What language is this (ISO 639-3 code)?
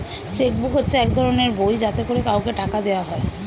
ben